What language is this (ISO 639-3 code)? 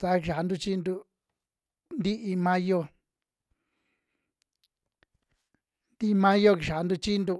jmx